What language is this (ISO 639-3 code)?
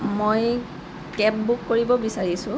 asm